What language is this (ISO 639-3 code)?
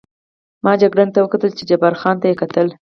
pus